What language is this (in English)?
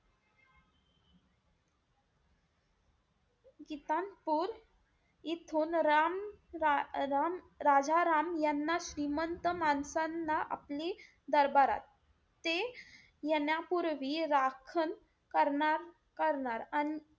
Marathi